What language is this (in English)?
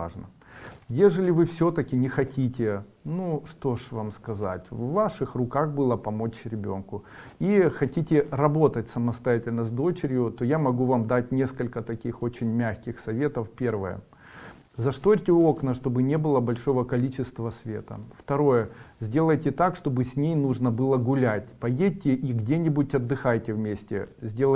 Russian